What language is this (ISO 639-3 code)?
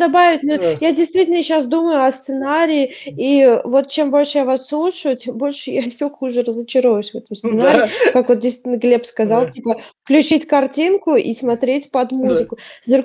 rus